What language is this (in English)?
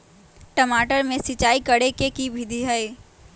Magahi